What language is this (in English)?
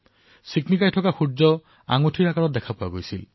Assamese